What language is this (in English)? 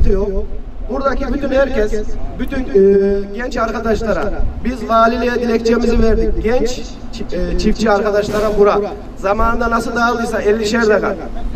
Turkish